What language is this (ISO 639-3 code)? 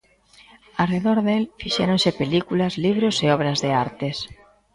glg